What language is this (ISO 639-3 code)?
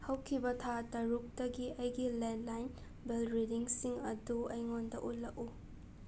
mni